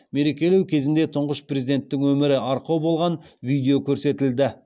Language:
Kazakh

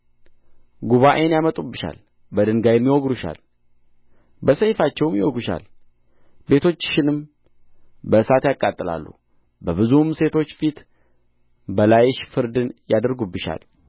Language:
Amharic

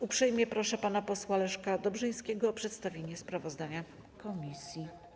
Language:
Polish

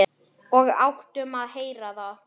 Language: Icelandic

